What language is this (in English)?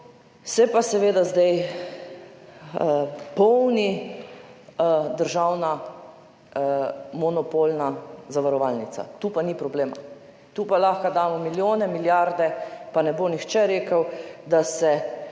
Slovenian